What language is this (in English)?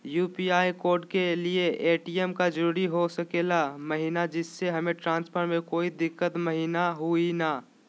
Magahi